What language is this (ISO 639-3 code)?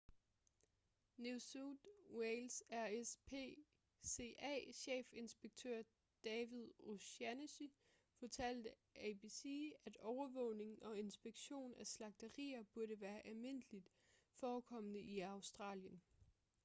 dan